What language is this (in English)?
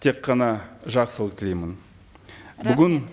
Kazakh